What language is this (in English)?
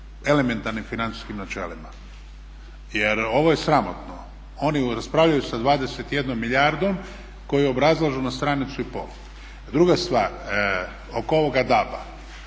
Croatian